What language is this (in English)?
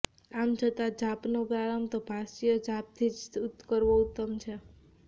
Gujarati